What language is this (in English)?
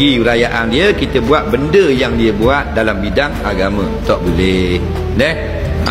Malay